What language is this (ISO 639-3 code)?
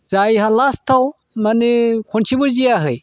brx